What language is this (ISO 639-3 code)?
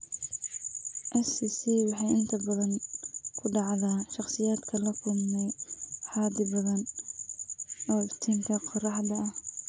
som